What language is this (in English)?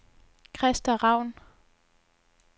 Danish